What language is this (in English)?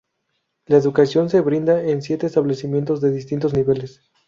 Spanish